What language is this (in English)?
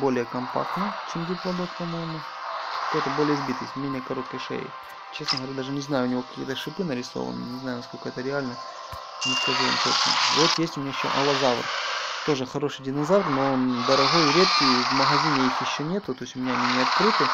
Russian